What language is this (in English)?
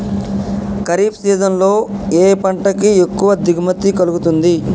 Telugu